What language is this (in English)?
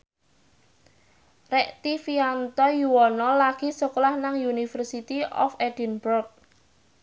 Javanese